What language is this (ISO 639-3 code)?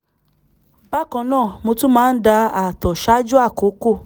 yor